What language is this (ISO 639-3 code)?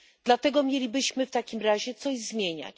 pol